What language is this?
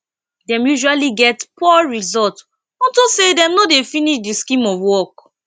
Nigerian Pidgin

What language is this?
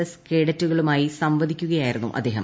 Malayalam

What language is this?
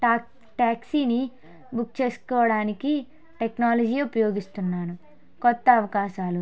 Telugu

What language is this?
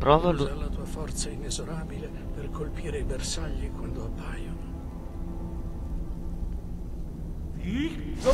Italian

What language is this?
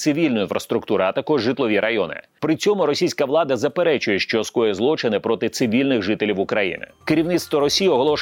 Ukrainian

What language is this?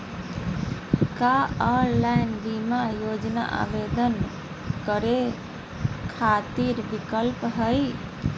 Magahi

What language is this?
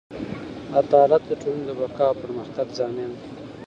Pashto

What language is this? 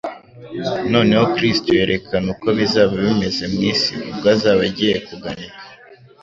Kinyarwanda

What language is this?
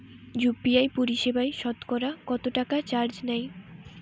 Bangla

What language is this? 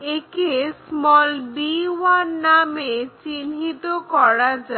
Bangla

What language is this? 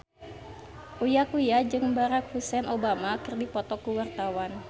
Sundanese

